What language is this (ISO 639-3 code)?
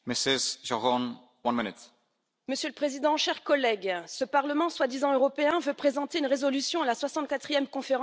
fra